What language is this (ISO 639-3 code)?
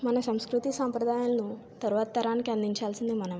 tel